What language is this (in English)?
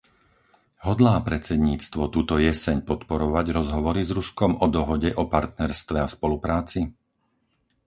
Slovak